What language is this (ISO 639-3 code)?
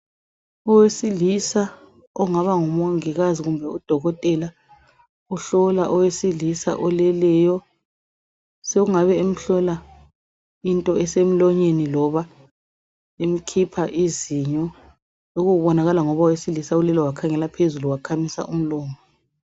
nde